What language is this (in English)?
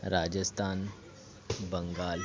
Marathi